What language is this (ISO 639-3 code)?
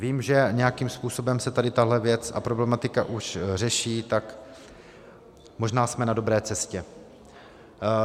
ces